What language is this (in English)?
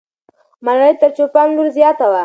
Pashto